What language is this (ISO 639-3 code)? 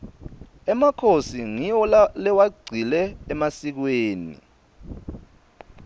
ssw